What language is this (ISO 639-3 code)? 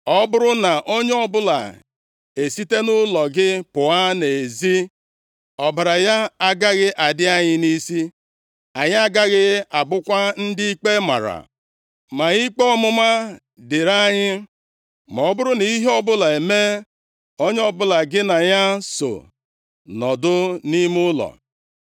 ibo